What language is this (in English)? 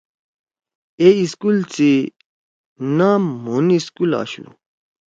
Torwali